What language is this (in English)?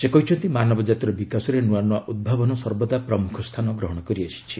Odia